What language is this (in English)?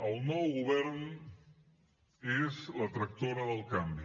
Catalan